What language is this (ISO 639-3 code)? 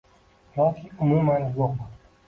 uzb